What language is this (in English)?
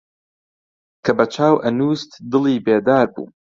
Central Kurdish